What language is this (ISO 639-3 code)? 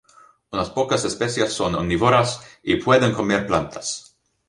spa